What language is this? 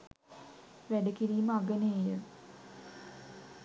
Sinhala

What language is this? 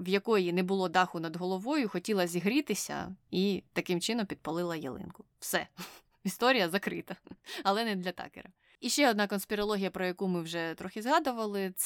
Ukrainian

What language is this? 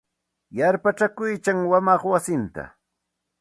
Santa Ana de Tusi Pasco Quechua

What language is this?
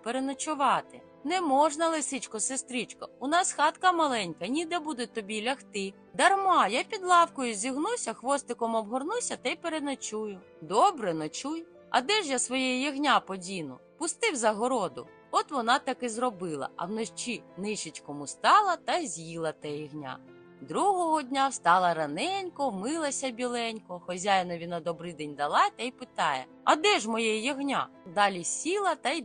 Ukrainian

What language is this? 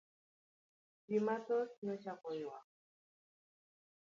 Luo (Kenya and Tanzania)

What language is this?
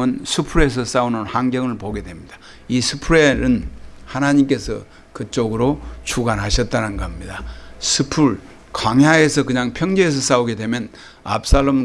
Korean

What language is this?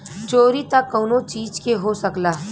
Bhojpuri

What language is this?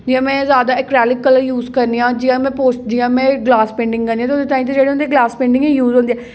Dogri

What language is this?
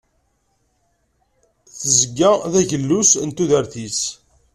Kabyle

